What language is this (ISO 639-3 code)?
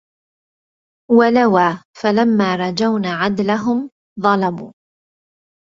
ara